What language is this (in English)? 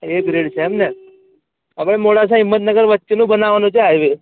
Gujarati